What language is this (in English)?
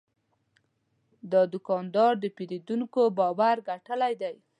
Pashto